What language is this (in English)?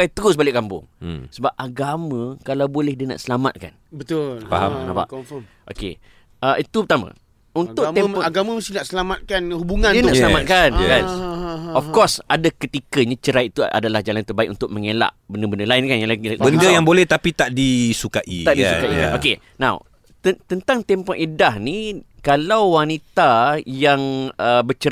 Malay